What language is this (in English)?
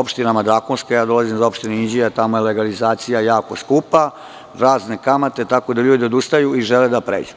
Serbian